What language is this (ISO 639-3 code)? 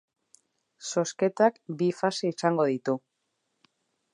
eus